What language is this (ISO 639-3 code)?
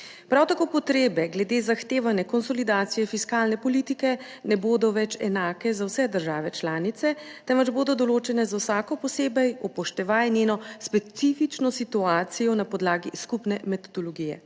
slv